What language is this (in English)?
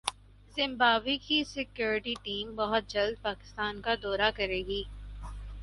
Urdu